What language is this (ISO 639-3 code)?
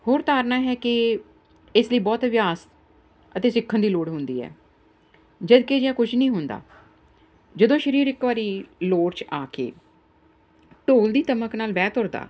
pan